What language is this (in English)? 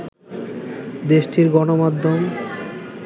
Bangla